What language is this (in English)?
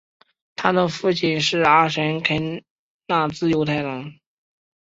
Chinese